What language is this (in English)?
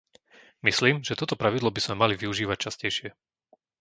Slovak